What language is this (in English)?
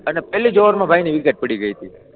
Gujarati